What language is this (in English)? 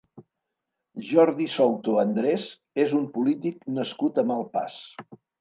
Catalan